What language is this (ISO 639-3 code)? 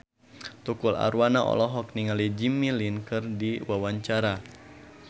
sun